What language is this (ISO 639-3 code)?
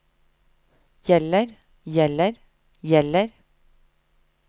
nor